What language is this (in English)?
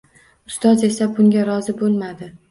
Uzbek